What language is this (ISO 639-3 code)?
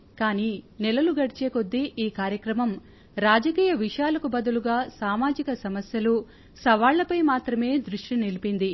tel